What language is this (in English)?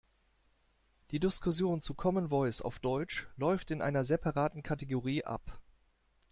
German